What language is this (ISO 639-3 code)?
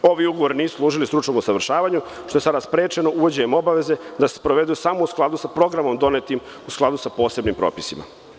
srp